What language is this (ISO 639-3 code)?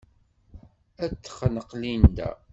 kab